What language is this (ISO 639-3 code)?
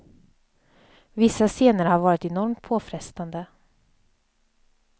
swe